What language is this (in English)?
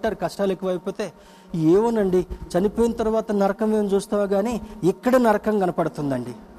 Telugu